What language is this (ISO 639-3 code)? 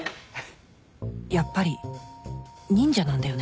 jpn